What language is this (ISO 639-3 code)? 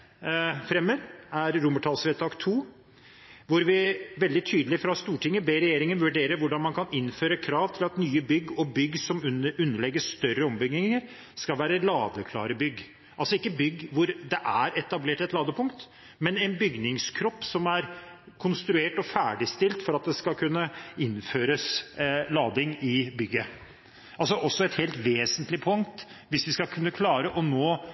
nob